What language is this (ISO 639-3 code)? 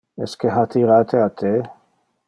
ina